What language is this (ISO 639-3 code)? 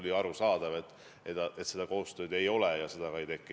est